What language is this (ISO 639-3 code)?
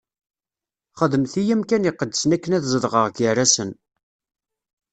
kab